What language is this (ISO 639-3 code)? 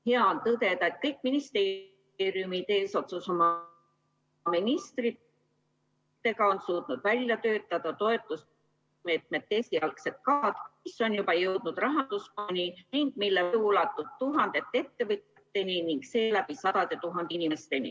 est